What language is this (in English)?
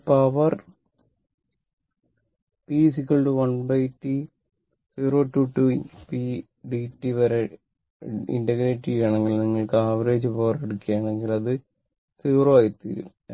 Malayalam